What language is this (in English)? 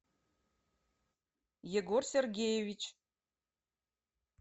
Russian